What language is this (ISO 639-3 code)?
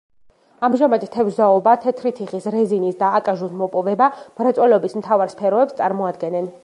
kat